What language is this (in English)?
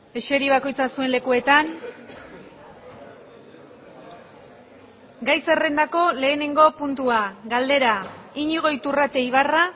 Basque